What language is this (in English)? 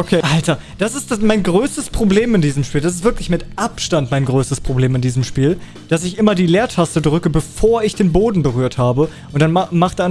German